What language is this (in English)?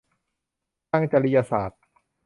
Thai